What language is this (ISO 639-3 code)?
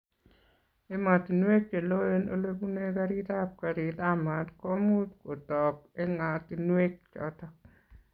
kln